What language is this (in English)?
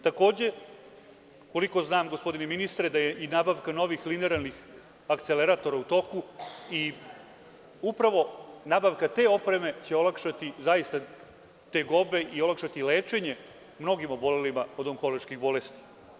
Serbian